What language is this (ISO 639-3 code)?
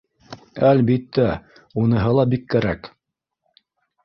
bak